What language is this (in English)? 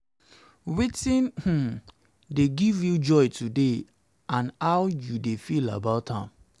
Nigerian Pidgin